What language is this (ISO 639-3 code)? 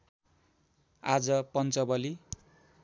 nep